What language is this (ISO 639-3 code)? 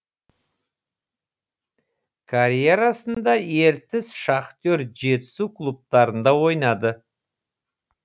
kaz